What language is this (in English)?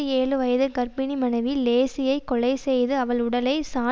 Tamil